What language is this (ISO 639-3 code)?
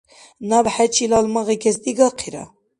dar